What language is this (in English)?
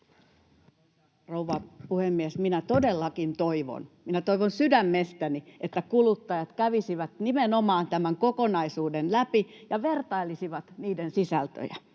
Finnish